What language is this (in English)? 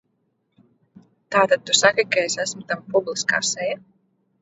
Latvian